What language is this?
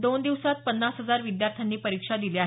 Marathi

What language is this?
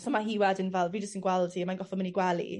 Welsh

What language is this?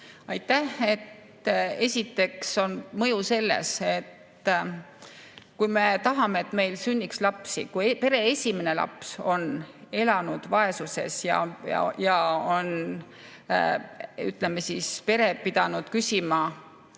Estonian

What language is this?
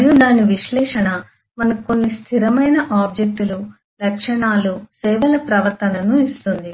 Telugu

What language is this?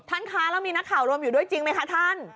Thai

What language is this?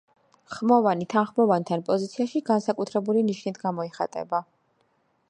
Georgian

